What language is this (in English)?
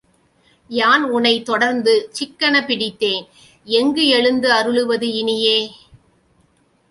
Tamil